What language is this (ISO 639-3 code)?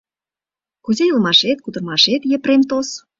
chm